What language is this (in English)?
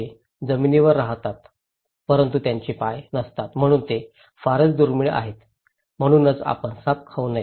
Marathi